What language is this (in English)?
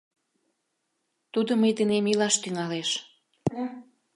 Mari